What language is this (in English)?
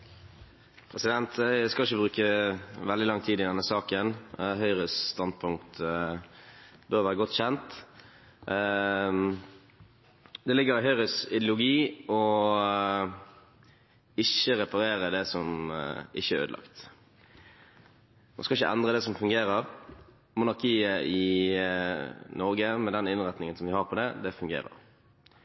Norwegian